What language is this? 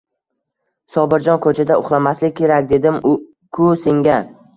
Uzbek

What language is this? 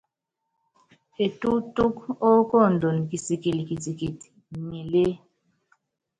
Yangben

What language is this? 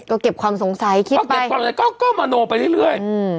Thai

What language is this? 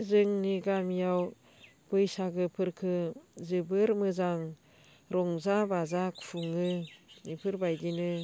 Bodo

